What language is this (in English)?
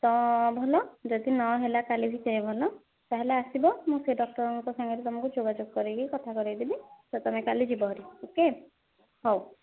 Odia